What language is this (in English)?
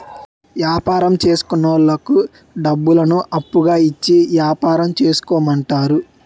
Telugu